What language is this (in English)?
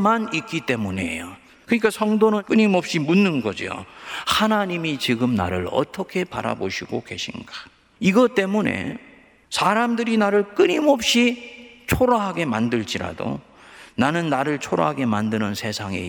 Korean